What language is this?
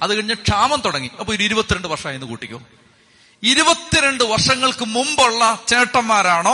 Malayalam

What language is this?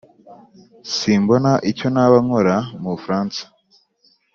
Kinyarwanda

